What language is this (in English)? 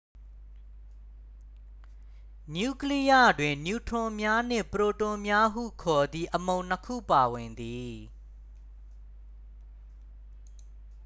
Burmese